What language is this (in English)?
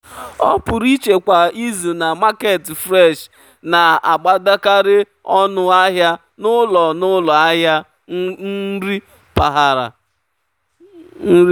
Igbo